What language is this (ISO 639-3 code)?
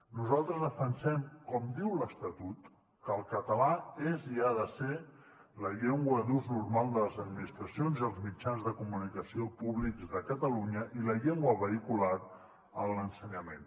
cat